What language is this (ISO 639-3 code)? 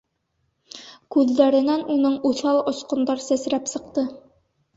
bak